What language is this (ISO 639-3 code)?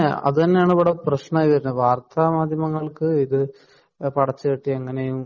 mal